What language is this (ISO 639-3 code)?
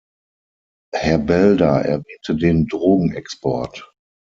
deu